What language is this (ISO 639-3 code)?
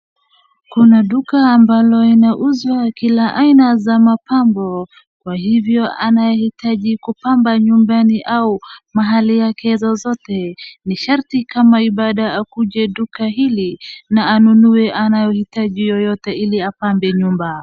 swa